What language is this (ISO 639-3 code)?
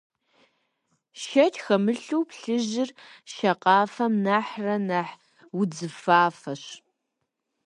kbd